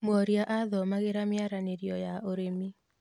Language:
Kikuyu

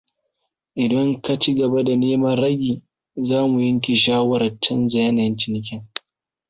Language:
Hausa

